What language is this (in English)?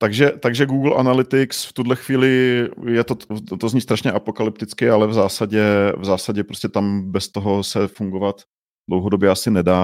Czech